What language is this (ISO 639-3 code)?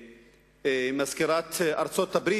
heb